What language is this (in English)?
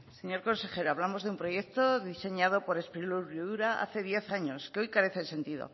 Spanish